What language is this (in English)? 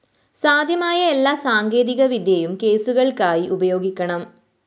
Malayalam